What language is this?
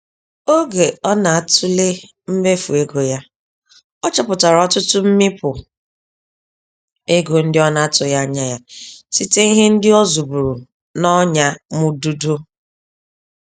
Igbo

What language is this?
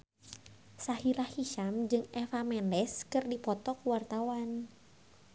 Sundanese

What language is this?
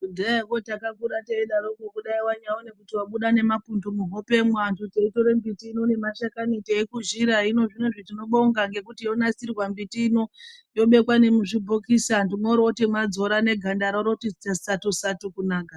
Ndau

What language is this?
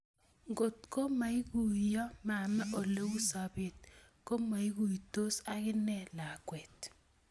Kalenjin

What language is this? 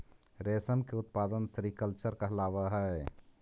Magahi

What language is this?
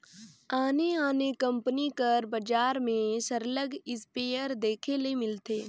Chhattisgarhi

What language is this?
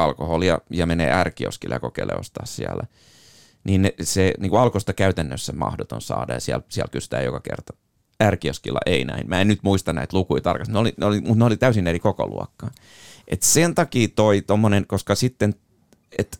Finnish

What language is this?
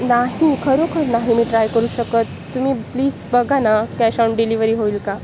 Marathi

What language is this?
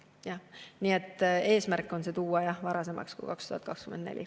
Estonian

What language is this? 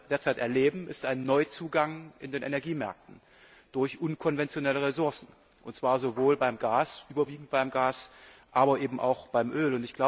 German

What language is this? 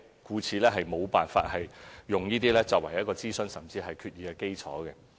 Cantonese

